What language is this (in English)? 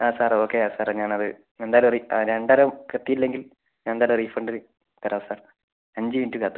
Malayalam